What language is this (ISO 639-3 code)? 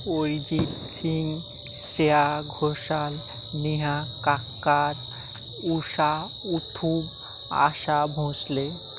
ben